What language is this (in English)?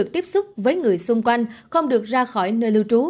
Vietnamese